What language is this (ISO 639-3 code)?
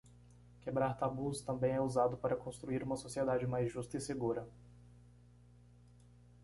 por